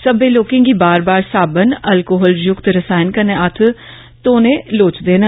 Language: Dogri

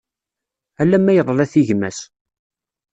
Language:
Kabyle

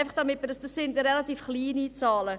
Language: Swiss German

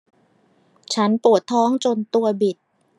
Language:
Thai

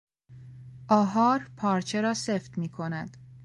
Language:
Persian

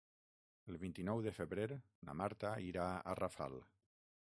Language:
Catalan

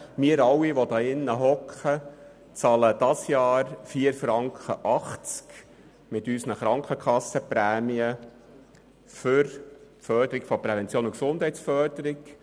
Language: Swiss German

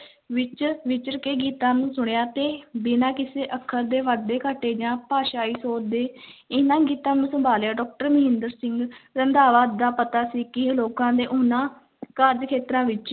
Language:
Punjabi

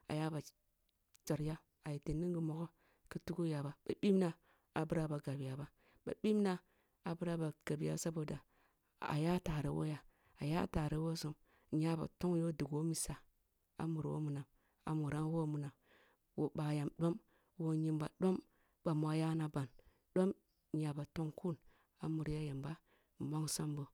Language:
Kulung (Nigeria)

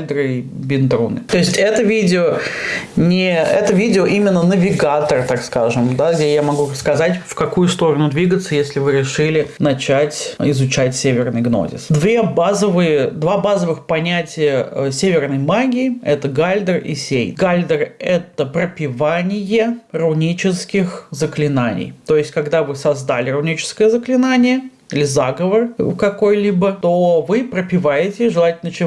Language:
Russian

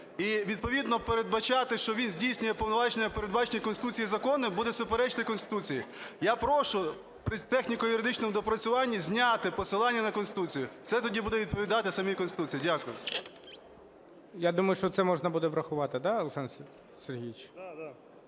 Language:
Ukrainian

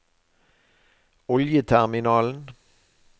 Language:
Norwegian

